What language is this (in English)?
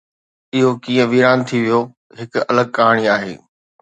Sindhi